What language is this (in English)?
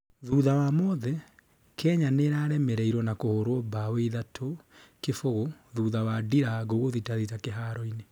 Kikuyu